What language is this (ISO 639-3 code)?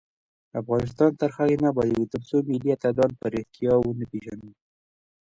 pus